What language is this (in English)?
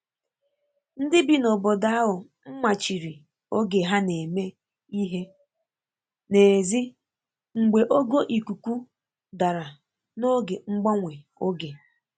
Igbo